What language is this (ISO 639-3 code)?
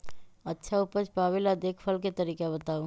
mag